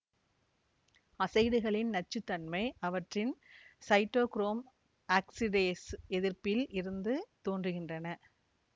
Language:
Tamil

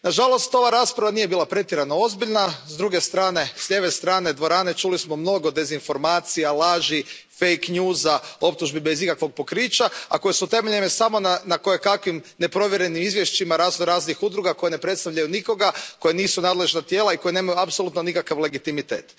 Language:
Croatian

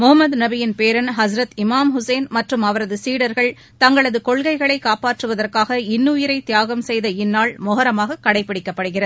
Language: Tamil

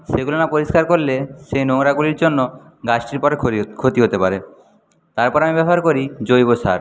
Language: Bangla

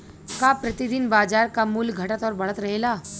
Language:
Bhojpuri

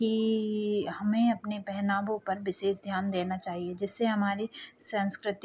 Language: Hindi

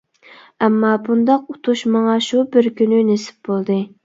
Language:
Uyghur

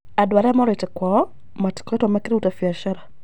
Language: Kikuyu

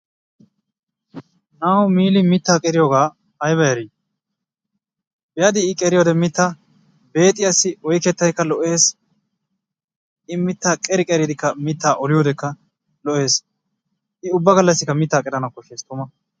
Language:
Wolaytta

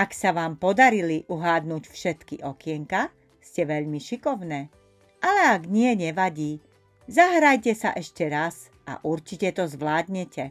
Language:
Slovak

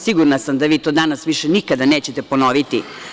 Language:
Serbian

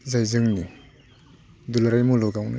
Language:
Bodo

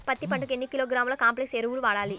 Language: Telugu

